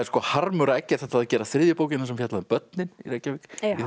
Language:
Icelandic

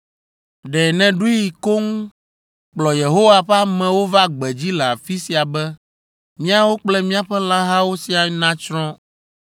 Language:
Ewe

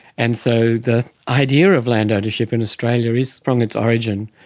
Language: English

